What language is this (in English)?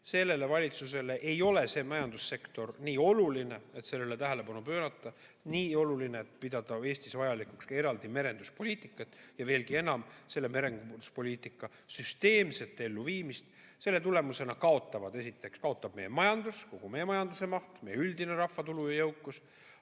Estonian